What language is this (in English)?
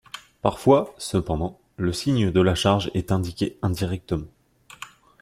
French